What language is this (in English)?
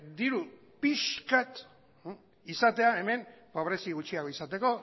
Basque